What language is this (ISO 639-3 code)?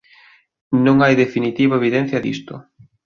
glg